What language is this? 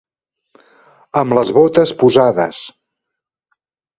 Catalan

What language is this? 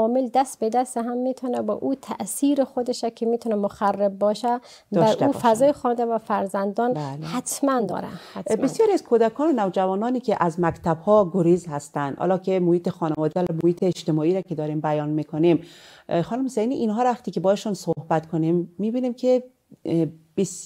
Persian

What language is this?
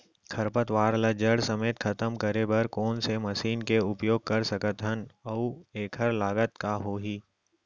Chhattisgarhi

